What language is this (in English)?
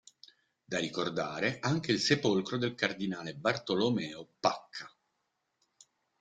Italian